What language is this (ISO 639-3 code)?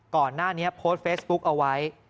tha